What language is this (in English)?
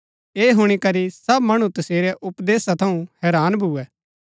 Gaddi